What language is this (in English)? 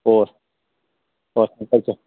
Manipuri